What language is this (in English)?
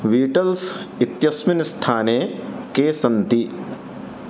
Sanskrit